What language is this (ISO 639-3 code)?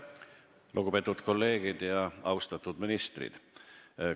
est